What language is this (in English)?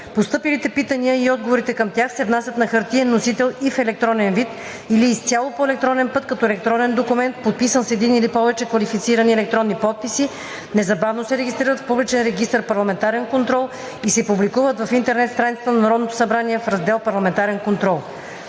Bulgarian